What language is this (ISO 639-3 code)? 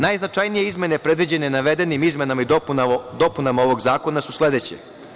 srp